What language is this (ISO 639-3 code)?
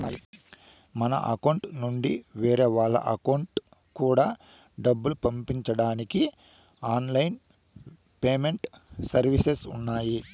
tel